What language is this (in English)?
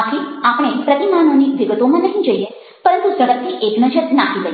Gujarati